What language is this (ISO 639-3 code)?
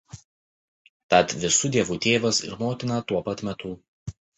lit